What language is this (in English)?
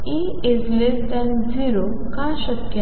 Marathi